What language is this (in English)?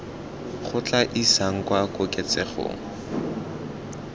Tswana